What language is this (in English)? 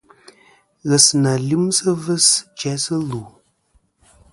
Kom